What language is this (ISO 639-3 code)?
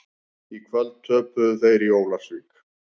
isl